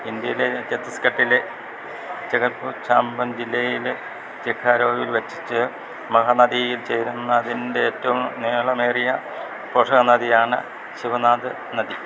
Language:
Malayalam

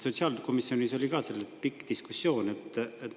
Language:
Estonian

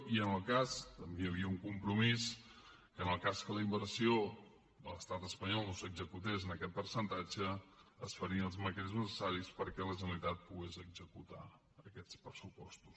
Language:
Catalan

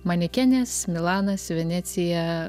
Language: Lithuanian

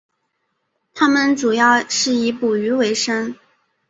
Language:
Chinese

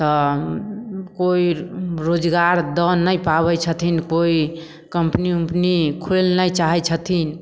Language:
Maithili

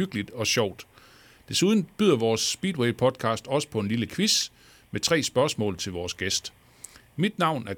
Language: Danish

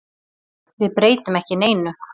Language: Icelandic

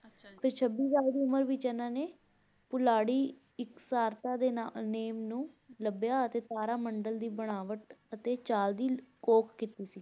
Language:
Punjabi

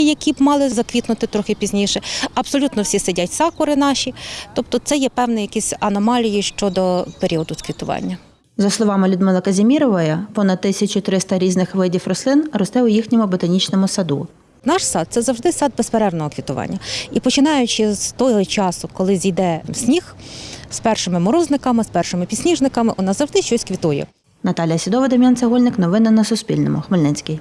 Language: Ukrainian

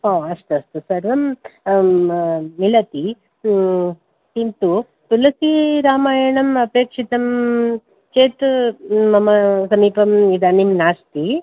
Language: Sanskrit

